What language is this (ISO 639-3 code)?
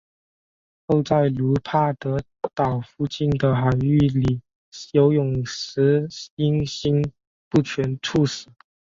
zho